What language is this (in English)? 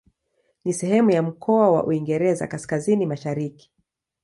Swahili